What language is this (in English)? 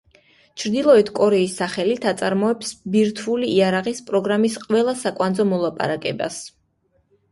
Georgian